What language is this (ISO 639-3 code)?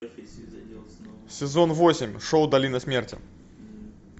rus